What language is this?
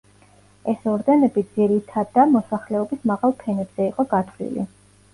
Georgian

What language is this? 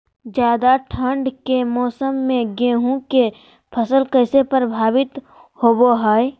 Magahi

